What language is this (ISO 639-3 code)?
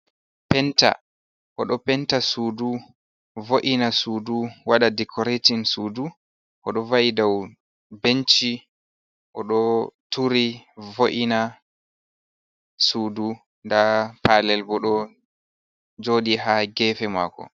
ful